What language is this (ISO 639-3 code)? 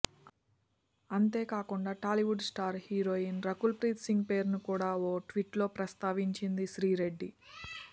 tel